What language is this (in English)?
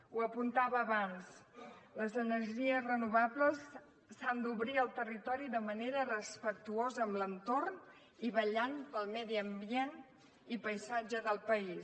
Catalan